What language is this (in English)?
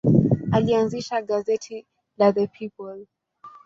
Swahili